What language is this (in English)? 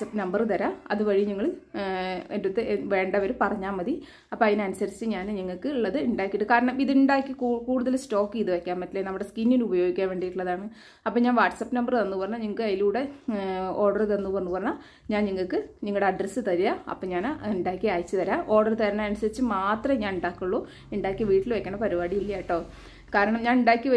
English